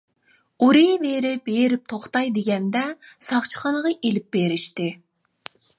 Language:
Uyghur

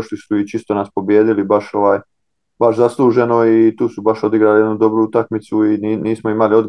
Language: Croatian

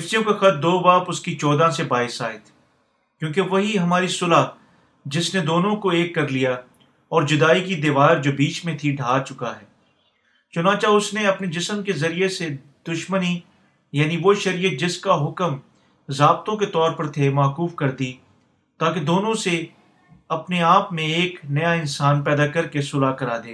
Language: Urdu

